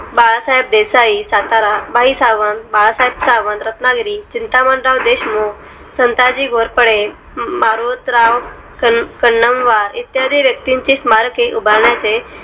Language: Marathi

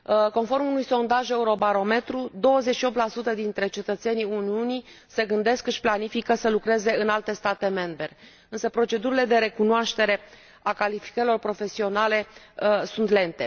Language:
Romanian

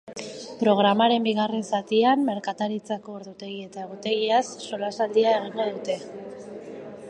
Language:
Basque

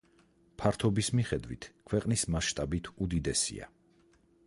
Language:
Georgian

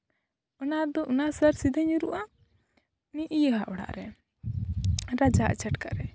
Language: Santali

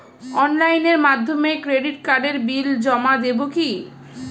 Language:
Bangla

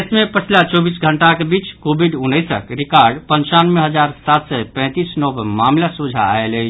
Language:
Maithili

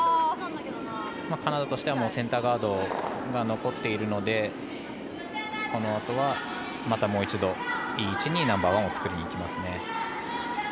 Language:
Japanese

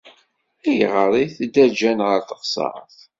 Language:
Kabyle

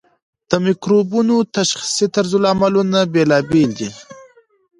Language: Pashto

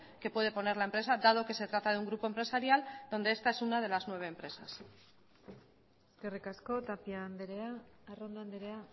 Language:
Spanish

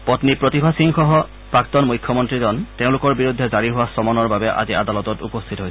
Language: Assamese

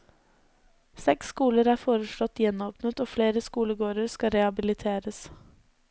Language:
Norwegian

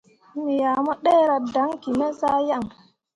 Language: Mundang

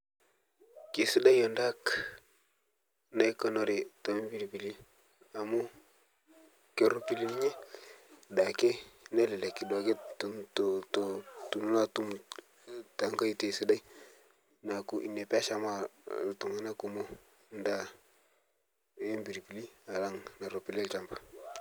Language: Masai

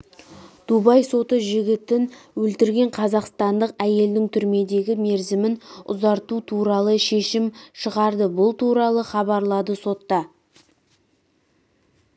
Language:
Kazakh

